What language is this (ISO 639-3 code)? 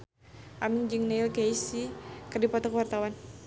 sun